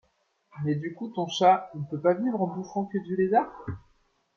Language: French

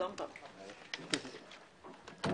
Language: Hebrew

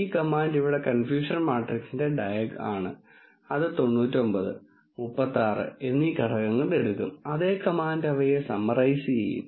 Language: Malayalam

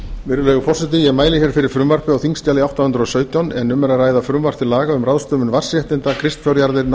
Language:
Icelandic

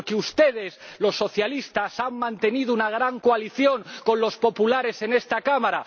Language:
Spanish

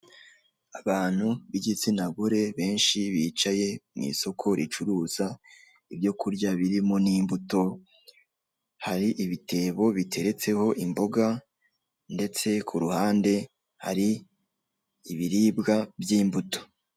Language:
Kinyarwanda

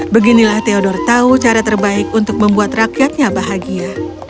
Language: Indonesian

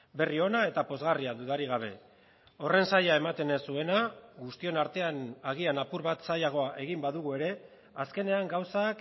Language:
Basque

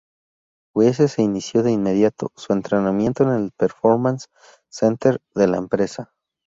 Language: Spanish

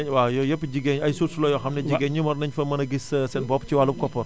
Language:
Wolof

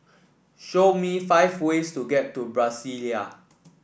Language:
English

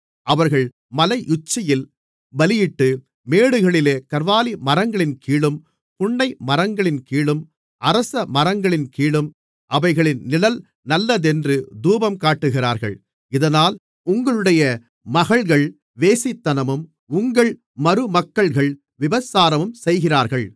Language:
Tamil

